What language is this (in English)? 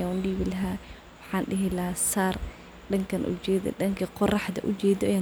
Somali